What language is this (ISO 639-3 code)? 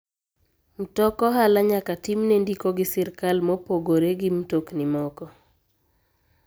luo